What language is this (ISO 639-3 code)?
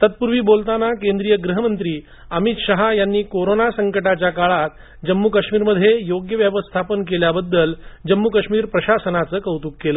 mar